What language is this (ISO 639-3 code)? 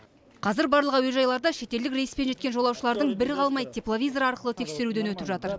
kaz